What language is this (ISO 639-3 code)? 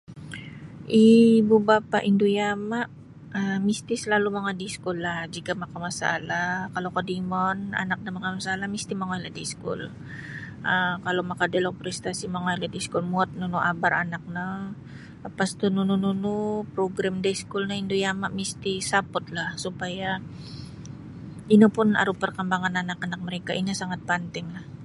bsy